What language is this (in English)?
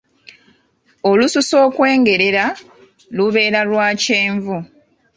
Ganda